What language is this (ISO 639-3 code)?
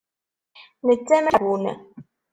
kab